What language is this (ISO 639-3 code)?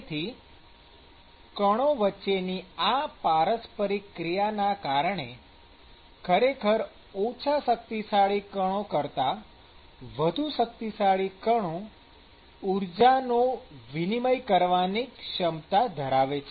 guj